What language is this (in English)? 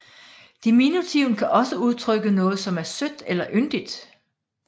Danish